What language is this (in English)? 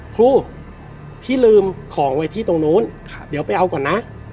Thai